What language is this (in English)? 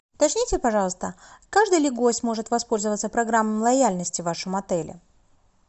Russian